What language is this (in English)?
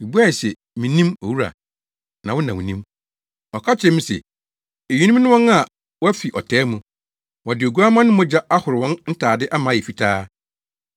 Akan